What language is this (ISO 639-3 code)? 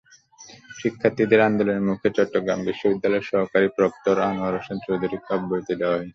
ben